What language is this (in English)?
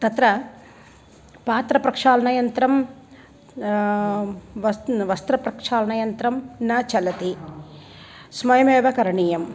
Sanskrit